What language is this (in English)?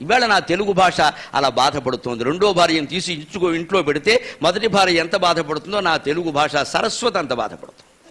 Telugu